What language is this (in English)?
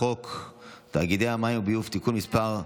Hebrew